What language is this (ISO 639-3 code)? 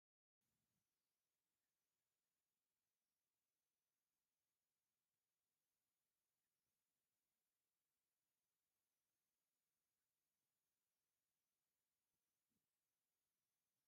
tir